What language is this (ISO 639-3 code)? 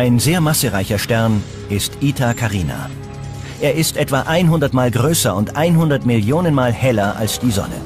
deu